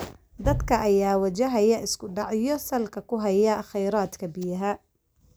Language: Somali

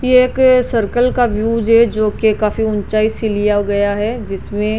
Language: Rajasthani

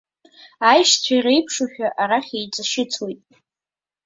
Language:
Abkhazian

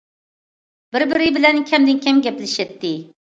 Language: Uyghur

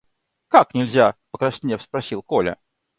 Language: Russian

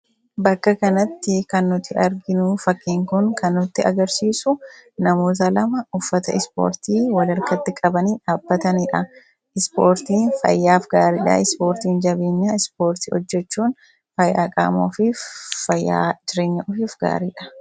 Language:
Oromo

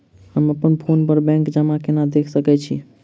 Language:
Maithili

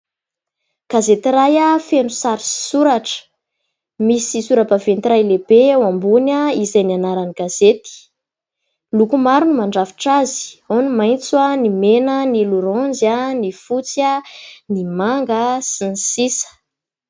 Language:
Malagasy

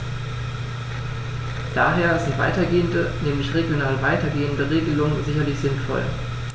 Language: German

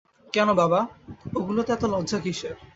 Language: Bangla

